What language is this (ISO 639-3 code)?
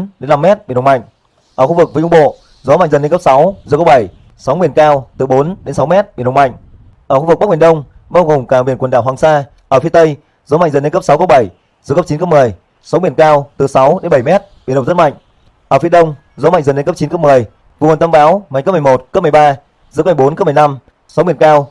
vie